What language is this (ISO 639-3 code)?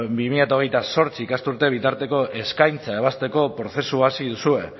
eus